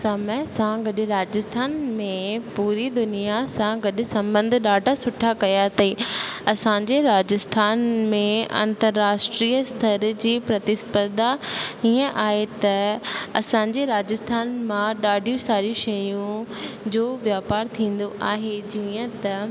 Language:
Sindhi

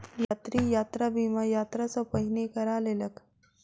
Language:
Maithili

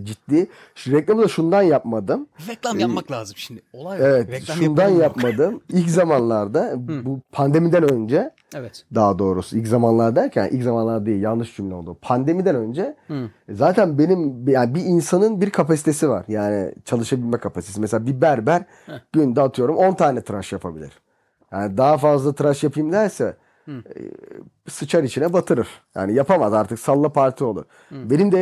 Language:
Turkish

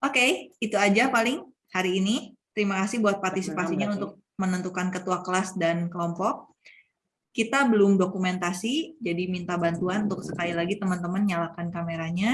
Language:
Indonesian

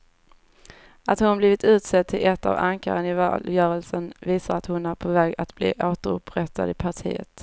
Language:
Swedish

